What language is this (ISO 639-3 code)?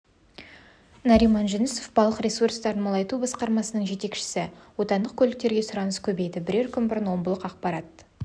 kaz